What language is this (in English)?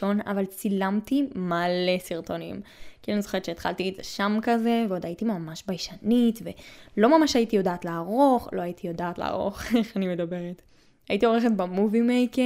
Hebrew